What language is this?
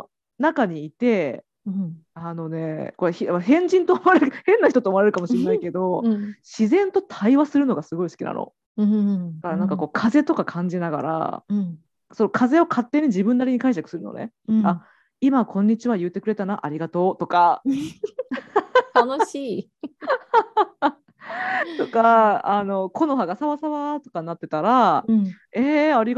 Japanese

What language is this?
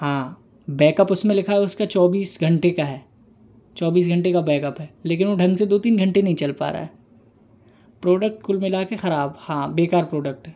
Hindi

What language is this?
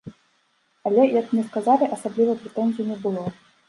Belarusian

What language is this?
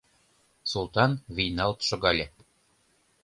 Mari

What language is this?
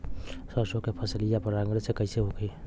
Bhojpuri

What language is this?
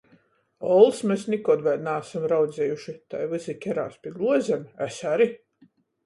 Latgalian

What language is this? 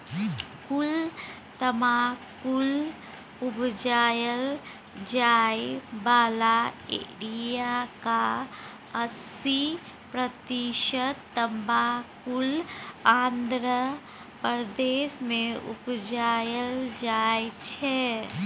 Maithili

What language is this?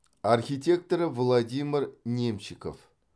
Kazakh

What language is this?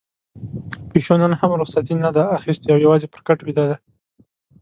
Pashto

